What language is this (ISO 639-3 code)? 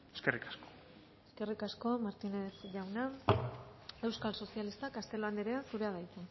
eus